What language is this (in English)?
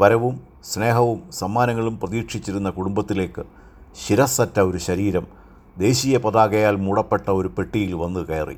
Malayalam